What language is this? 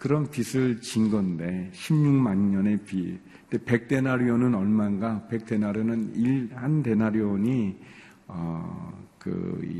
Korean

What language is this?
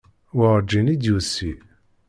Kabyle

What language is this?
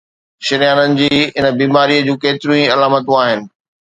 Sindhi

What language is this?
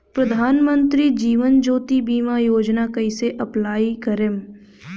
Bhojpuri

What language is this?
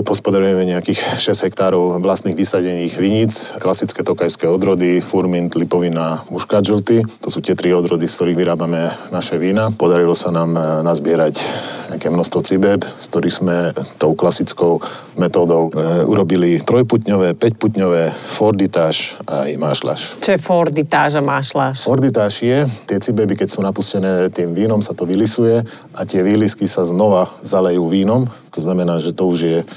Slovak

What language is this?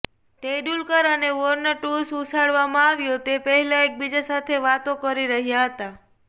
Gujarati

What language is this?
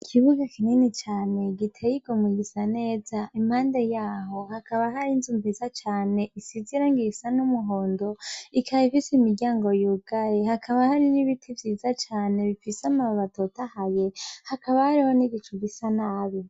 Rundi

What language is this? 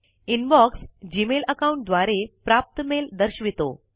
Marathi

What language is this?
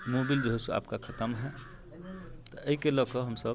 Maithili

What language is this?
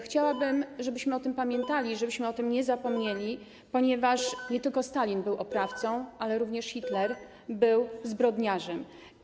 Polish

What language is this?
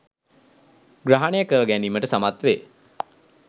Sinhala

